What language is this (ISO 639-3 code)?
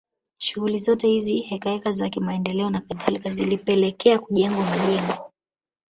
swa